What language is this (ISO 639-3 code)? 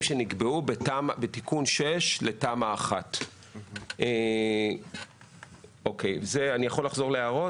heb